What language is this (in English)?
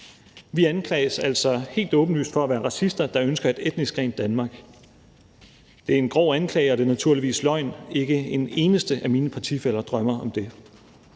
Danish